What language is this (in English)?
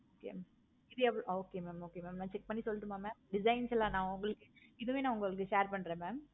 Tamil